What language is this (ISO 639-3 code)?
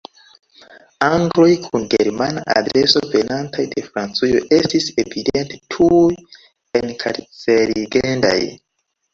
epo